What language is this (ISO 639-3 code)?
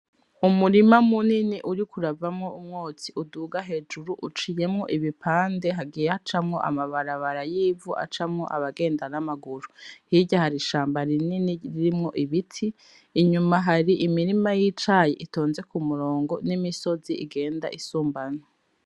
run